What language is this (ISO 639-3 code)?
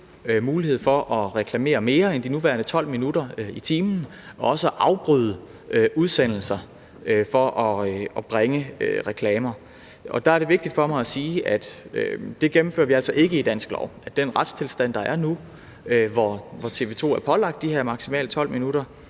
dan